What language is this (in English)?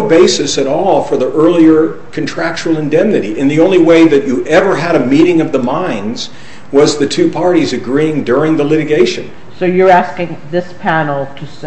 English